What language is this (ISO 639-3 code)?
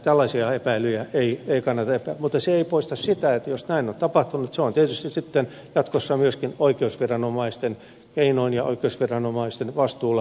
fin